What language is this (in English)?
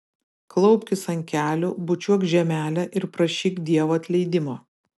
Lithuanian